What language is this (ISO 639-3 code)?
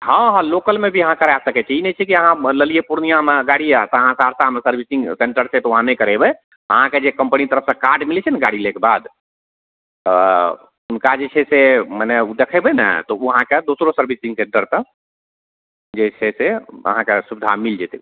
mai